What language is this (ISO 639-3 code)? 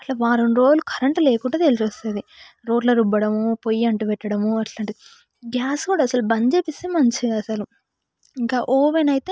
tel